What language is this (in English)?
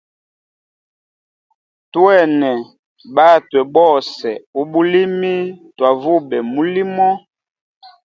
Hemba